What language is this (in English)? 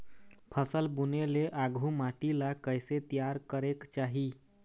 Chhattisgarhi